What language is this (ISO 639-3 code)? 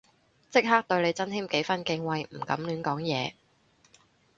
yue